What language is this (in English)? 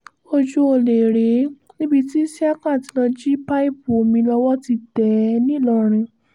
Yoruba